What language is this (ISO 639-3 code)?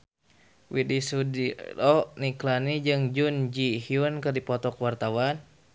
sun